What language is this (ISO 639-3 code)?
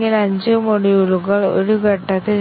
mal